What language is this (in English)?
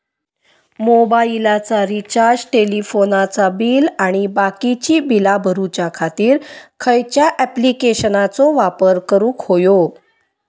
Marathi